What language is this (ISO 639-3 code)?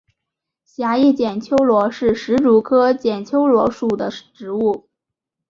zho